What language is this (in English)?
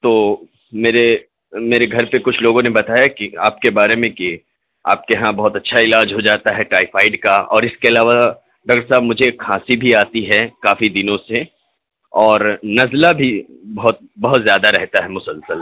Urdu